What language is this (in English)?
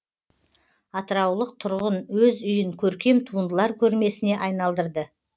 Kazakh